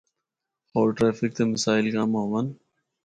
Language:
Northern Hindko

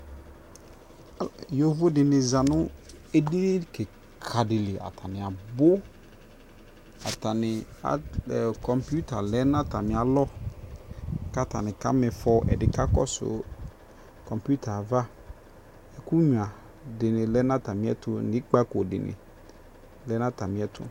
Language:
Ikposo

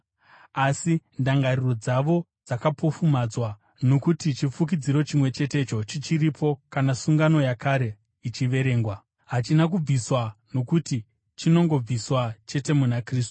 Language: Shona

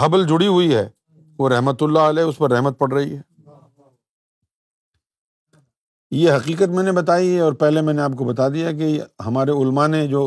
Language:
Urdu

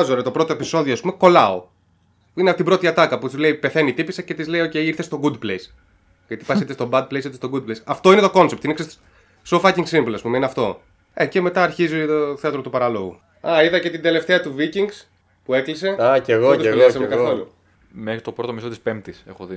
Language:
Greek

